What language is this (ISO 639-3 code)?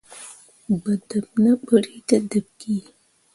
mua